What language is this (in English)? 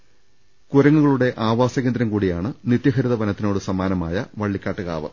Malayalam